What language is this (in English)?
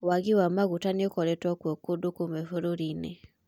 Kikuyu